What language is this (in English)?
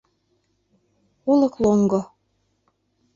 Mari